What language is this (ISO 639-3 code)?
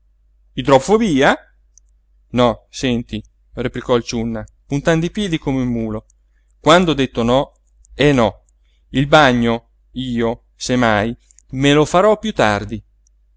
ita